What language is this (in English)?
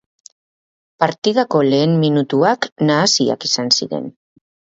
Basque